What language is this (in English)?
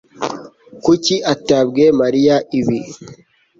Kinyarwanda